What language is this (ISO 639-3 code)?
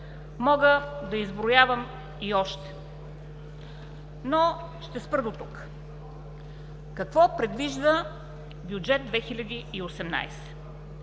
bul